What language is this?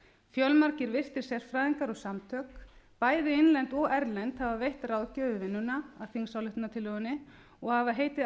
Icelandic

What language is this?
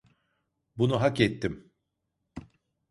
Turkish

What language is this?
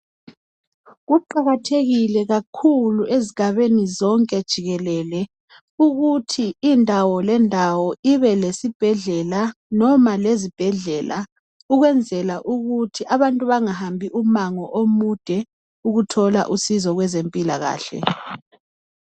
North Ndebele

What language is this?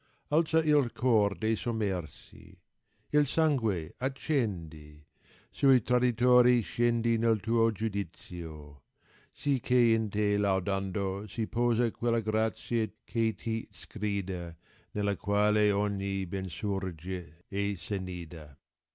Italian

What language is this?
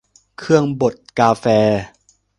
Thai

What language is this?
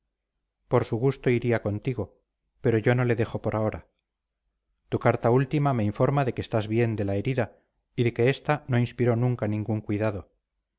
Spanish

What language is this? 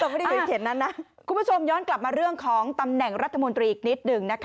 Thai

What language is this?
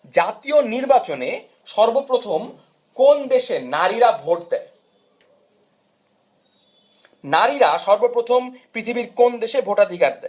Bangla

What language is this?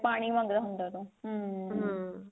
Punjabi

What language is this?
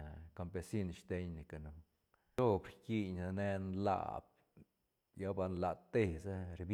Santa Catarina Albarradas Zapotec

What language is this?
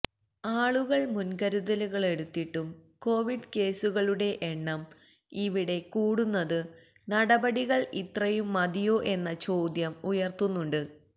Malayalam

